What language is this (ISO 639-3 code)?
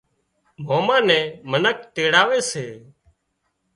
kxp